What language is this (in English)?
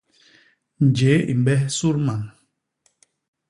Basaa